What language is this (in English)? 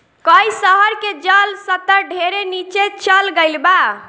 Bhojpuri